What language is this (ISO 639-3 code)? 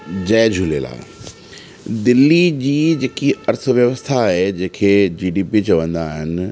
snd